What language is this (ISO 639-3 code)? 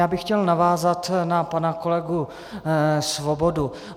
ces